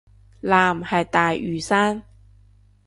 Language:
Cantonese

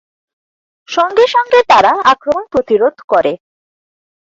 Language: Bangla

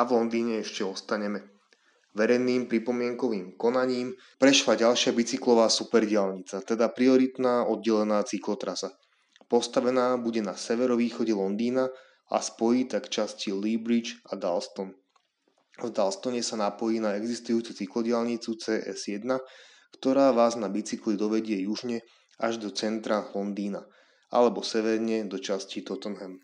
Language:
Slovak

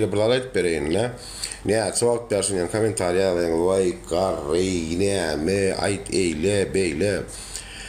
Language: Arabic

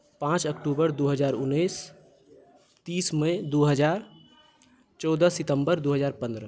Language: Maithili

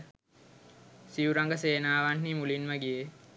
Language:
Sinhala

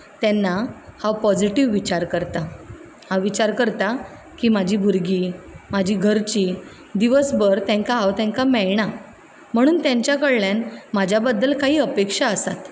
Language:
Konkani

